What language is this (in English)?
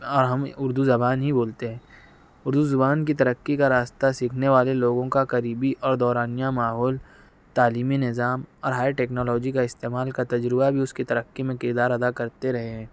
Urdu